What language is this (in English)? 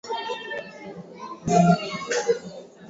Swahili